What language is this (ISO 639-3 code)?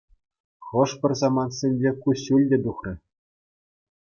chv